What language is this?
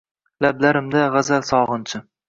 Uzbek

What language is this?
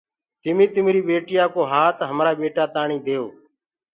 Gurgula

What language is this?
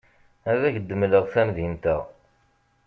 Kabyle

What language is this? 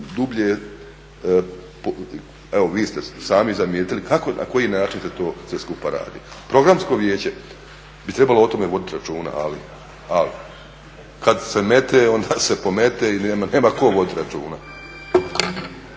Croatian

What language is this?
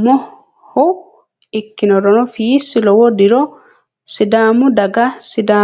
Sidamo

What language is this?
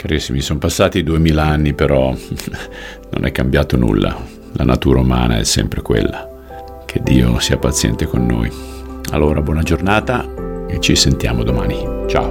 Italian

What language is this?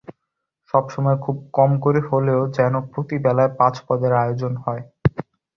Bangla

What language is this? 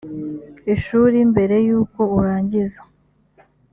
Kinyarwanda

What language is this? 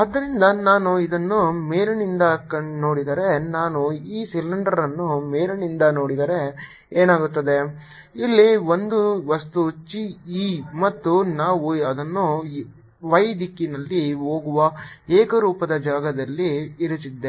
Kannada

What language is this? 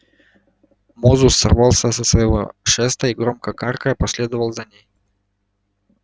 Russian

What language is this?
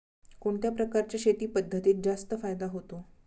Marathi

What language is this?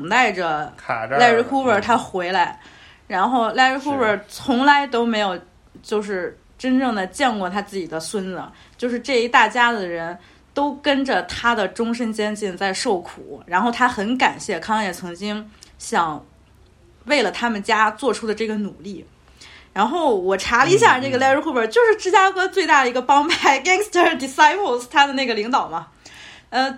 Chinese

